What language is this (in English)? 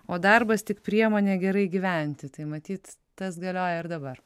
Lithuanian